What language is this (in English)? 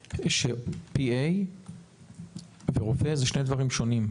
Hebrew